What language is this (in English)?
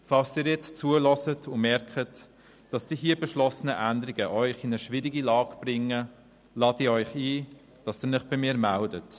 Swiss German